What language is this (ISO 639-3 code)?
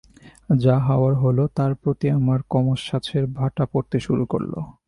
ben